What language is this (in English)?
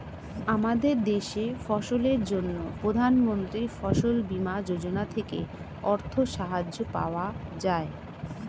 Bangla